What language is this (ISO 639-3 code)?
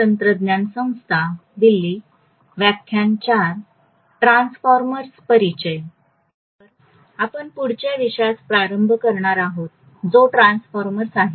mar